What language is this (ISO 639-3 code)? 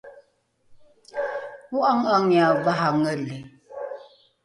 dru